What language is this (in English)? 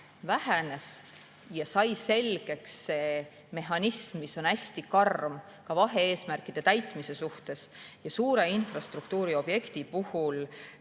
Estonian